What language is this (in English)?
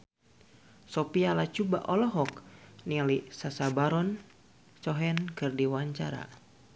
Sundanese